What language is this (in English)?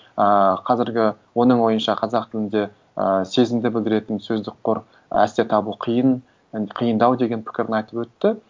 Kazakh